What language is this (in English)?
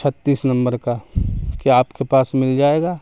Urdu